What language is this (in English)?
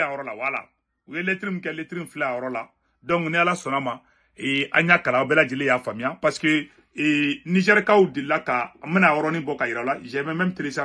French